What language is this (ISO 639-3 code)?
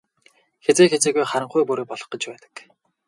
mon